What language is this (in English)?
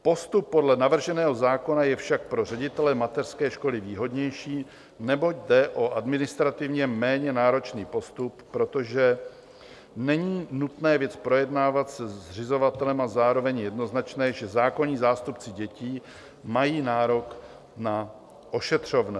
Czech